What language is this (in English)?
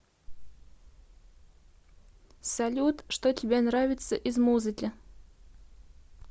Russian